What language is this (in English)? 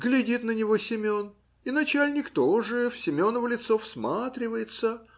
Russian